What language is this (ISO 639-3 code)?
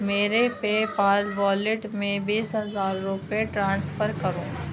urd